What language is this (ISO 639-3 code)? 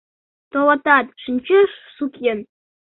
chm